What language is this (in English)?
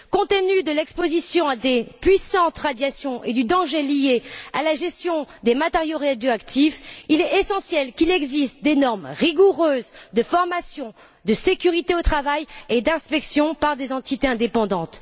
French